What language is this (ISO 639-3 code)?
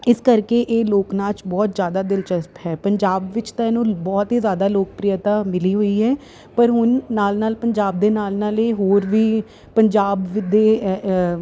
pan